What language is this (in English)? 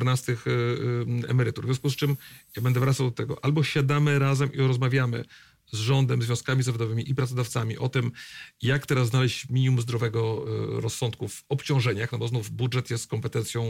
Polish